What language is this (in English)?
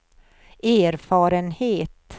Swedish